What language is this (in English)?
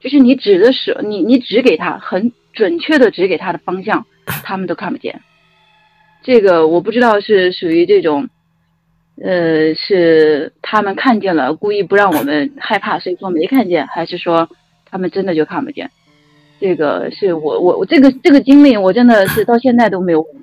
Chinese